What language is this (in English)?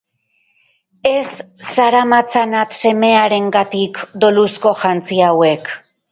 Basque